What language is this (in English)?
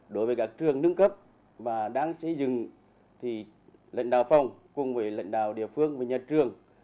Vietnamese